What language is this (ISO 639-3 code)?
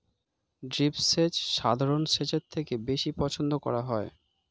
ben